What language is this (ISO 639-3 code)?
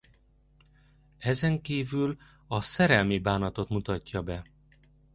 hun